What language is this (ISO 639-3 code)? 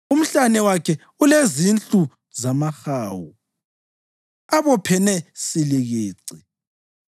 nde